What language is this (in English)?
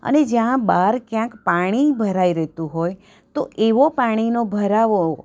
Gujarati